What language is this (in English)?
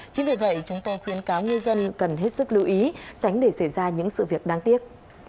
Vietnamese